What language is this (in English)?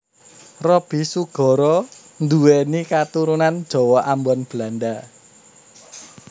Javanese